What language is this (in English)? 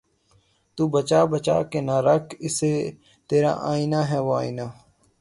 Urdu